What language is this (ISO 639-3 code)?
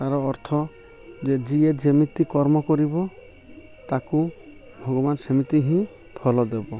ori